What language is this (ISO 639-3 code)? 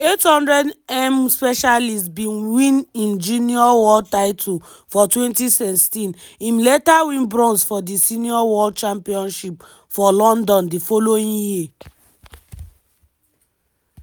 pcm